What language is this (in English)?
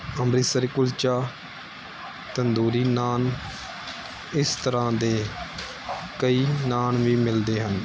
Punjabi